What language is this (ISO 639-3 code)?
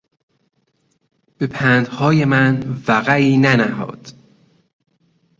fas